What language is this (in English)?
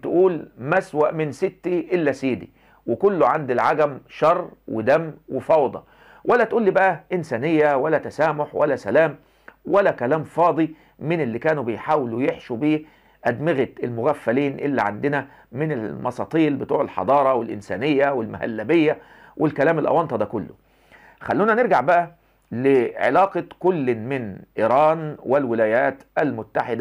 Arabic